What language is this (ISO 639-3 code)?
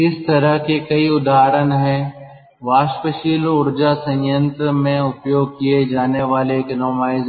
hin